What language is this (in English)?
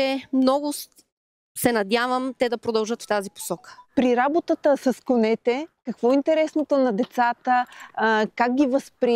Bulgarian